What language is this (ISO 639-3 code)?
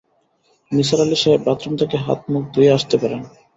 ben